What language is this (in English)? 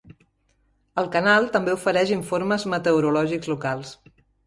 Catalan